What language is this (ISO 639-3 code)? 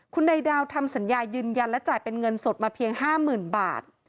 tha